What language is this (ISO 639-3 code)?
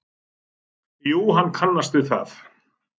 isl